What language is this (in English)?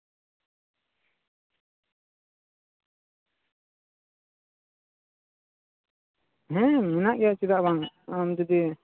Santali